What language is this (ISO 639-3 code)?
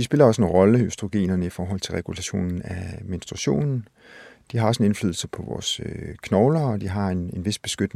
dan